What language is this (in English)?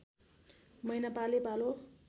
Nepali